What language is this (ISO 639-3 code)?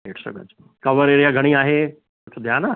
snd